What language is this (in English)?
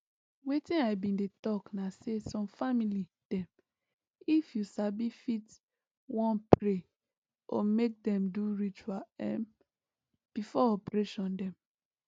Nigerian Pidgin